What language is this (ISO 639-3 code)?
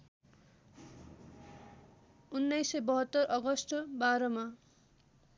nep